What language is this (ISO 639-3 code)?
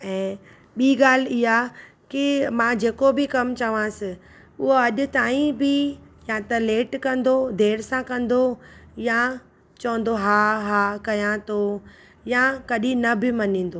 snd